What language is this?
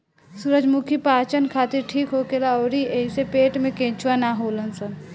Bhojpuri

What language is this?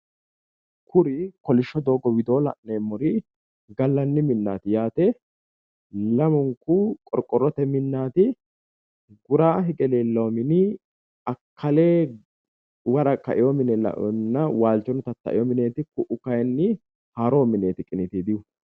Sidamo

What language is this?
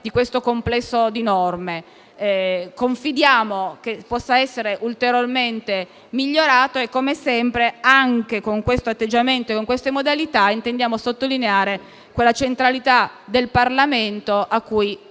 Italian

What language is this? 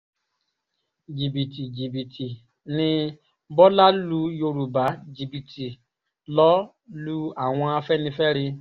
Yoruba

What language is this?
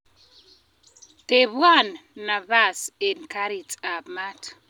Kalenjin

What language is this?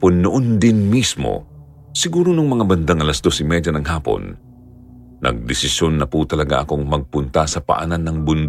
Filipino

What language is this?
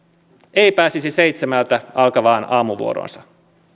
Finnish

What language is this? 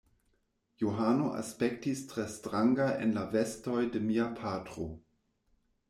Esperanto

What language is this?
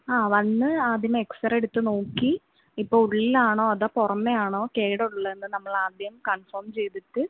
Malayalam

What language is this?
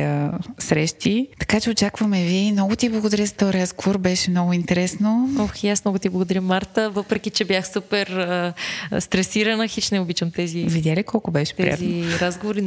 Bulgarian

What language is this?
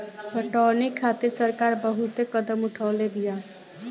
Bhojpuri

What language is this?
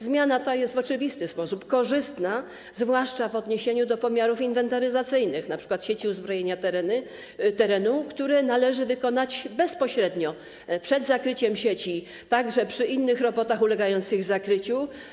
Polish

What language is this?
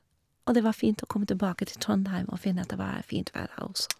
Norwegian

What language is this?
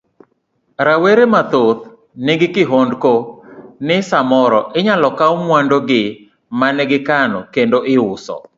Luo (Kenya and Tanzania)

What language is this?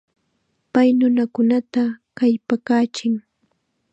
Chiquián Ancash Quechua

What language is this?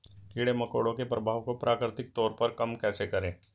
Hindi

